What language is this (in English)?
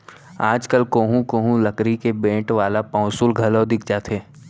Chhattisgarhi